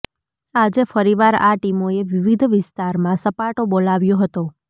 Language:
Gujarati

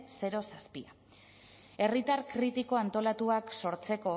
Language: Basque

